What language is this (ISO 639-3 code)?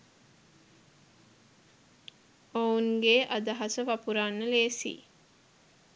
sin